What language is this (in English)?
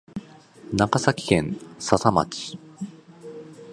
Japanese